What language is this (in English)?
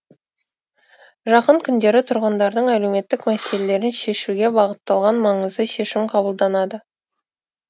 Kazakh